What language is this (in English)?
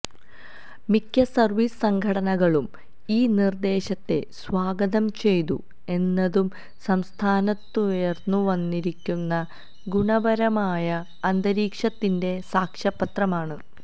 Malayalam